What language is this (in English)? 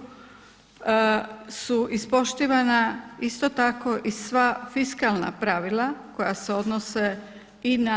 Croatian